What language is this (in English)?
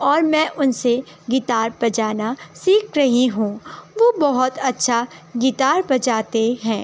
Urdu